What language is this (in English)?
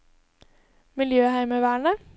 Norwegian